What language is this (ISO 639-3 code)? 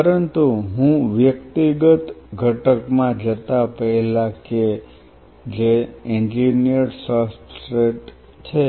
guj